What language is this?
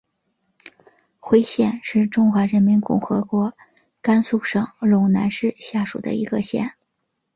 Chinese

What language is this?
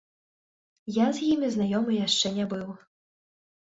Belarusian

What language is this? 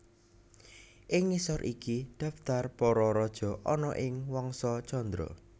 Javanese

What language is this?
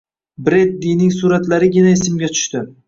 Uzbek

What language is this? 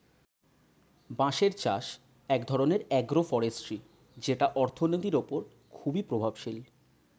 Bangla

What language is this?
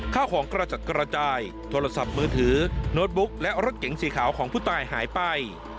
Thai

